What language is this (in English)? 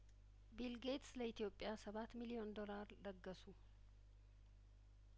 Amharic